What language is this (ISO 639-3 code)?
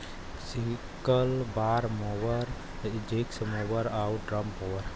bho